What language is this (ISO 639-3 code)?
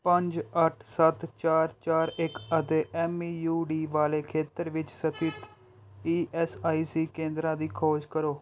pan